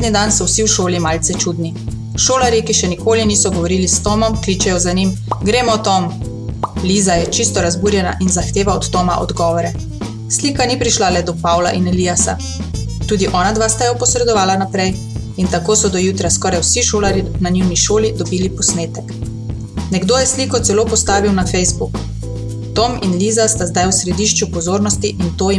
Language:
Slovenian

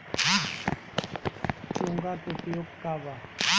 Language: Bhojpuri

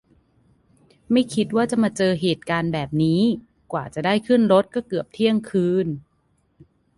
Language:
Thai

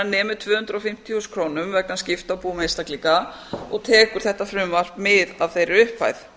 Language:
Icelandic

